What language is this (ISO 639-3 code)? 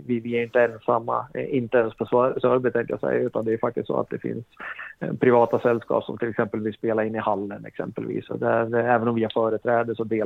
swe